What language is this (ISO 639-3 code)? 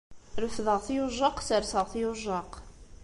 kab